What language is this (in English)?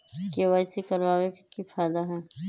Magahi